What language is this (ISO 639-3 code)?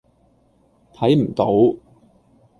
yue